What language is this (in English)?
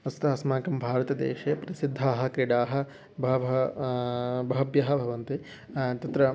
Sanskrit